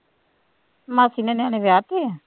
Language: Punjabi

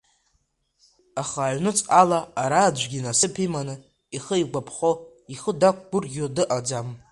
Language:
Abkhazian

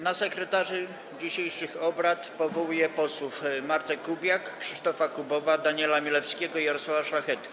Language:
Polish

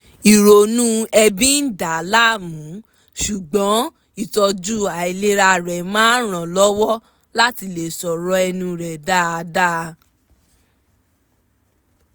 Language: Yoruba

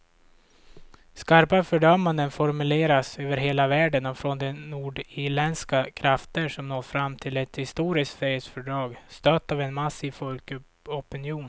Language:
Swedish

